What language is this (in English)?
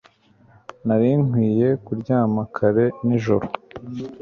Kinyarwanda